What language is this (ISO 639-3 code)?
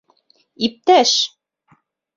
bak